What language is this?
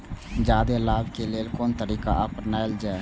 Maithili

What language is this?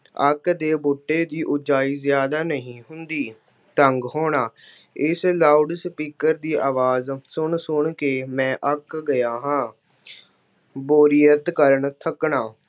Punjabi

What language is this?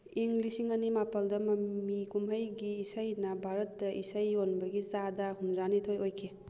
Manipuri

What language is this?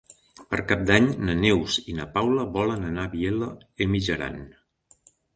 Catalan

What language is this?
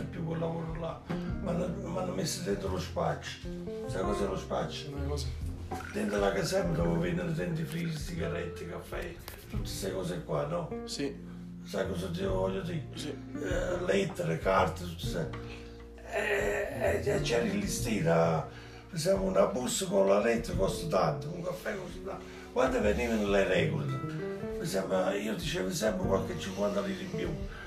Italian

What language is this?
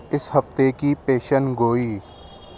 Urdu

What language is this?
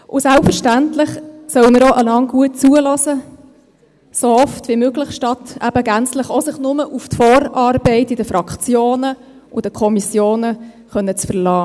Swiss German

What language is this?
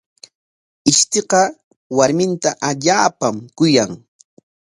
Corongo Ancash Quechua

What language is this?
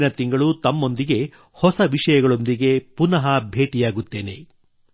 Kannada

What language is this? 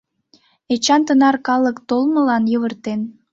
Mari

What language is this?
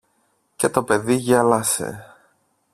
Greek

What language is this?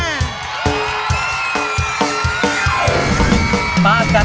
Thai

